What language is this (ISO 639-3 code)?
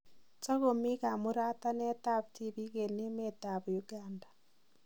kln